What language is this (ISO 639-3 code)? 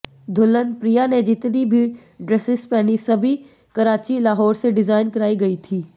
hin